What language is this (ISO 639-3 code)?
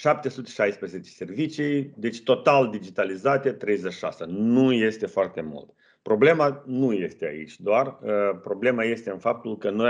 ron